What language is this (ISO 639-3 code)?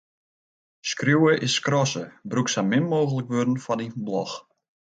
fry